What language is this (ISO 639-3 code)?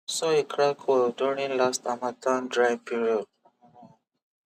pcm